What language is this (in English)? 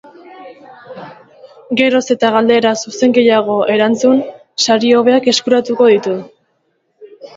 Basque